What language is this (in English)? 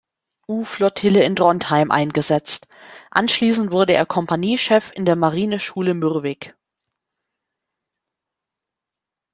German